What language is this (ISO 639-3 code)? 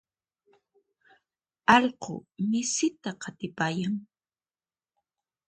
qxp